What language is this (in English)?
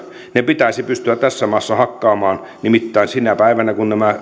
Finnish